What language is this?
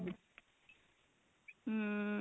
Punjabi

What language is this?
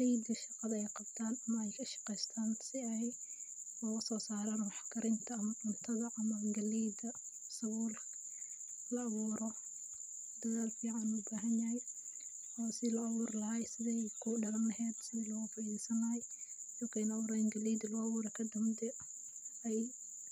Somali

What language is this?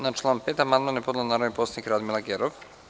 Serbian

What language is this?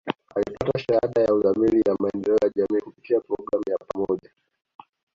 Swahili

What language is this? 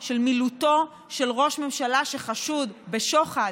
Hebrew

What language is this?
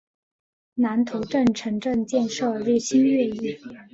Chinese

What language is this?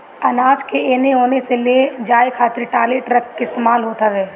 Bhojpuri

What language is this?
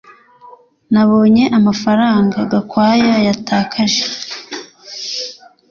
Kinyarwanda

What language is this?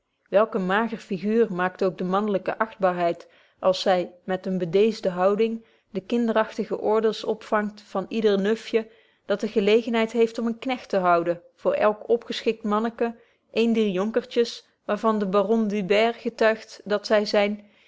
Dutch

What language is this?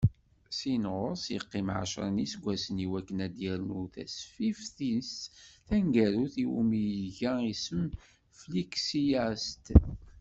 Kabyle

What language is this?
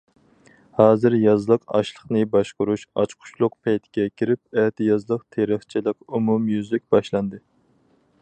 Uyghur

